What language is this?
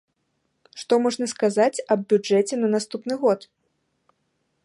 Belarusian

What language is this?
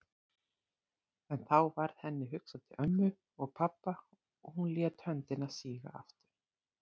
Icelandic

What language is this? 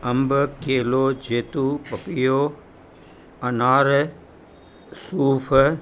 Sindhi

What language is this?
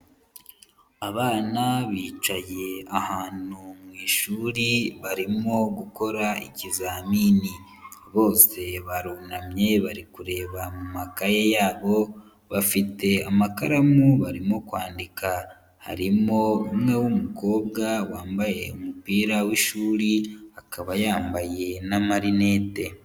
Kinyarwanda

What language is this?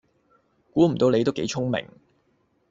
Cantonese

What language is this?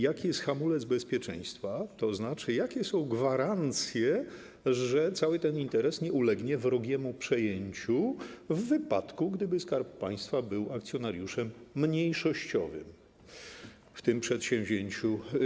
Polish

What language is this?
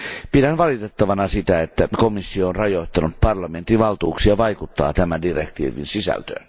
Finnish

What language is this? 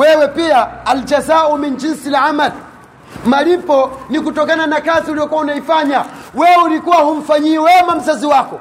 Swahili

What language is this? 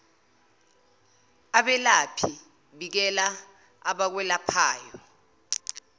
Zulu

